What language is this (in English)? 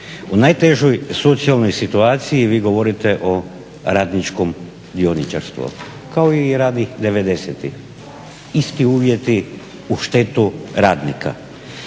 Croatian